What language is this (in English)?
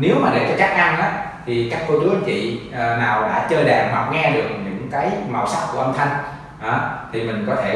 Vietnamese